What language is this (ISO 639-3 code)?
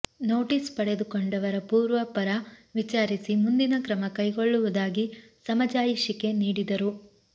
kan